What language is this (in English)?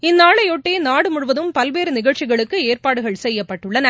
Tamil